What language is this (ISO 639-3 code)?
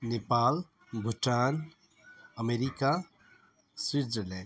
nep